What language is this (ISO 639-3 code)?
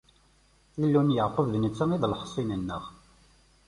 kab